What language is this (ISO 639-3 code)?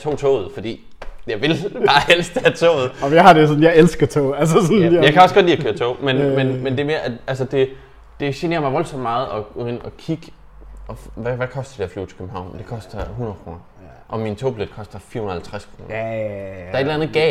dan